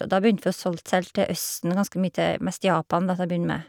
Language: Norwegian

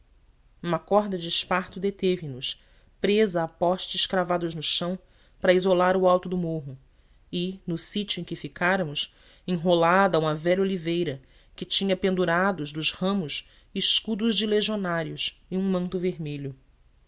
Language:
Portuguese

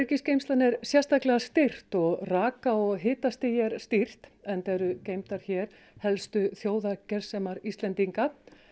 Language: Icelandic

